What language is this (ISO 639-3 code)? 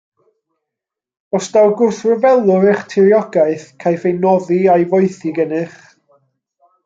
cym